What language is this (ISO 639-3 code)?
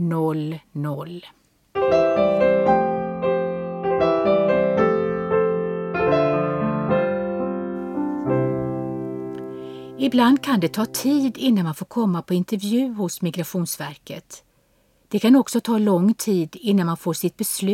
swe